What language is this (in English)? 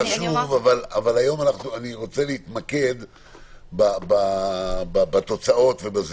Hebrew